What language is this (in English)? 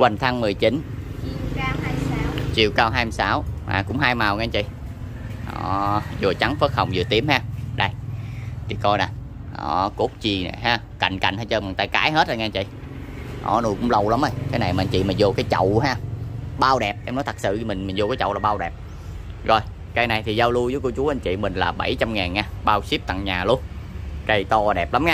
Vietnamese